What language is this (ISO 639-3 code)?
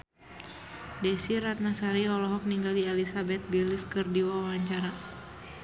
sun